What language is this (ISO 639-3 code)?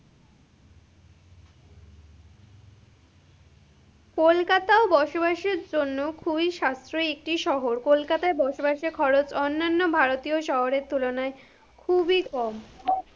ben